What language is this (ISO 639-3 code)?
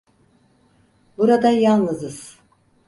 tur